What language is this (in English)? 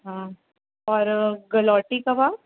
Sindhi